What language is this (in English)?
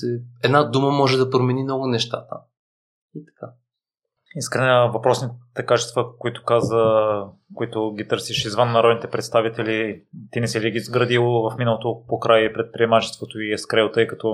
Bulgarian